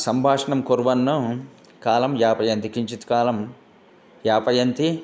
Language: Sanskrit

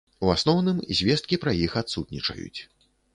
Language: Belarusian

